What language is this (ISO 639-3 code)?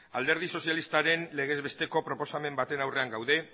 eus